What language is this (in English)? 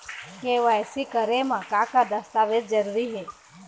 Chhattisgarhi